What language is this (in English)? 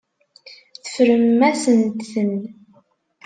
Kabyle